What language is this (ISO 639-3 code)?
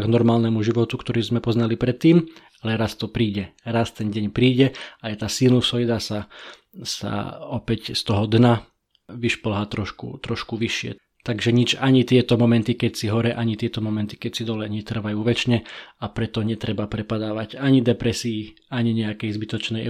slk